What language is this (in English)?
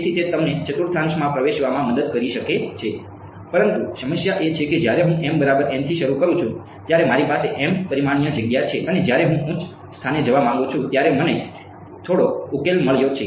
Gujarati